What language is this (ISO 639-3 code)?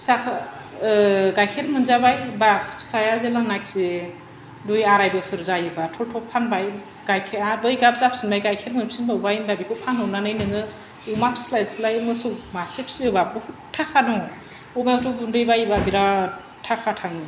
brx